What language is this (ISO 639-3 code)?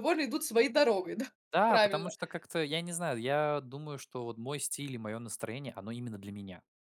rus